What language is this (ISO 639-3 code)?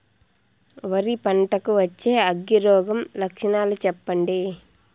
tel